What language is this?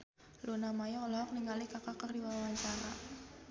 Sundanese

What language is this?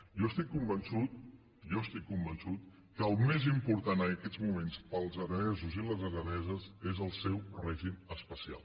Catalan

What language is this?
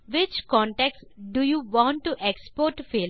Tamil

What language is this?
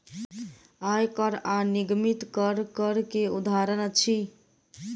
Maithili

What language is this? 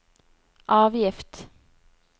Norwegian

